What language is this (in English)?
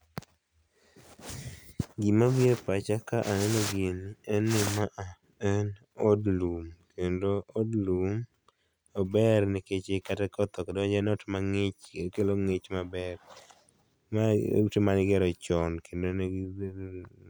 Luo (Kenya and Tanzania)